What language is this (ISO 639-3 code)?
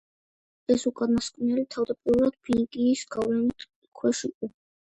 kat